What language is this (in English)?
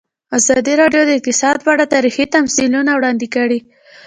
Pashto